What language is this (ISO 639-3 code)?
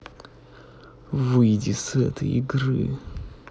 rus